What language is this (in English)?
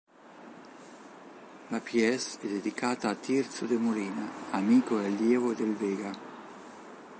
Italian